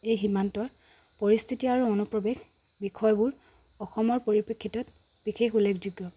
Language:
Assamese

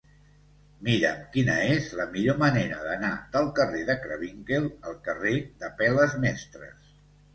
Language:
Catalan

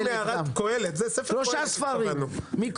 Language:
Hebrew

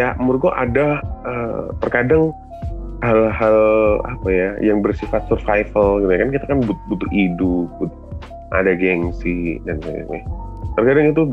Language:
Indonesian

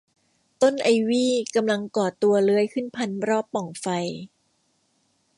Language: Thai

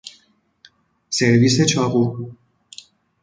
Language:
Persian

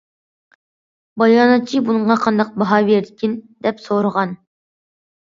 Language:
Uyghur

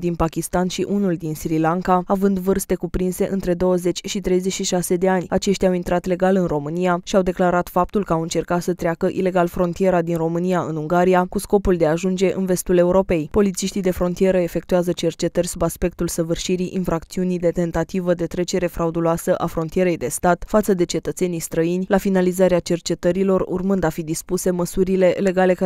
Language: Romanian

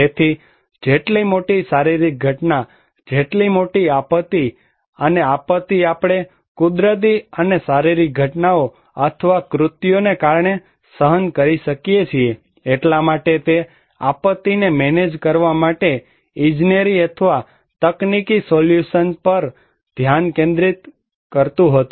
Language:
Gujarati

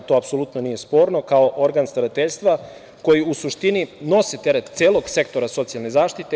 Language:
Serbian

